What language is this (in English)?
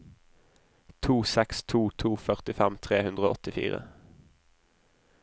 Norwegian